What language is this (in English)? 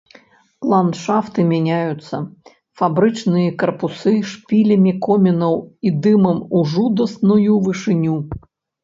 Belarusian